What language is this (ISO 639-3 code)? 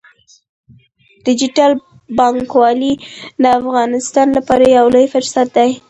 pus